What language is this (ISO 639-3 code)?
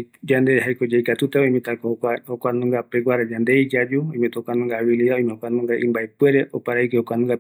gui